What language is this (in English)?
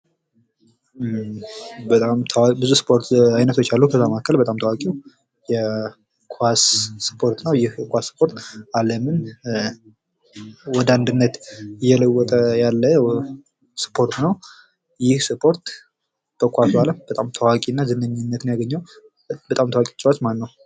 Amharic